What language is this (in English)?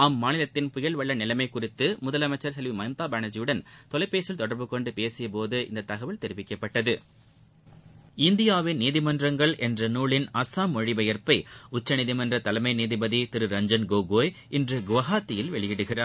Tamil